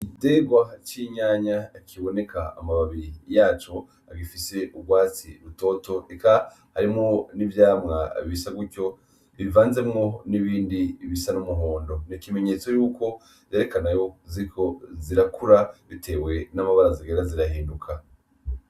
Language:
Rundi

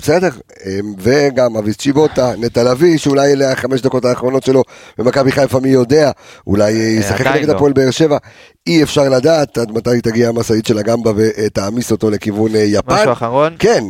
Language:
Hebrew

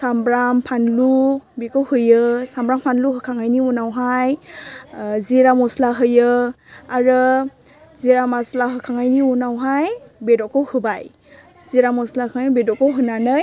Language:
Bodo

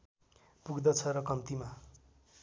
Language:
Nepali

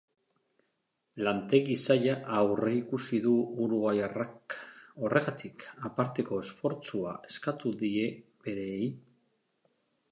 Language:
Basque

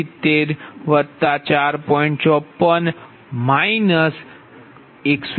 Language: Gujarati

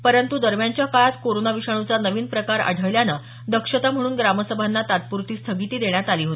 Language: Marathi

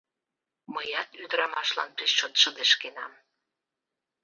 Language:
Mari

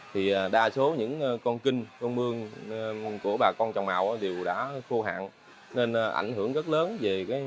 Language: Vietnamese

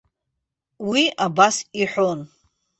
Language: Abkhazian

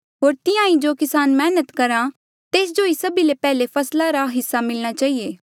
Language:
Mandeali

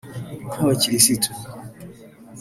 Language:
Kinyarwanda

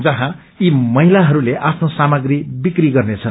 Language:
Nepali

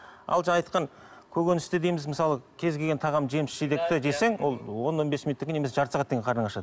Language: Kazakh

